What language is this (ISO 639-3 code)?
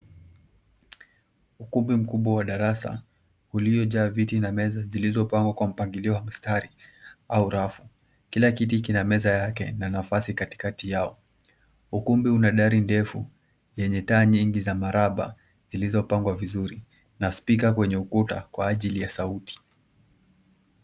swa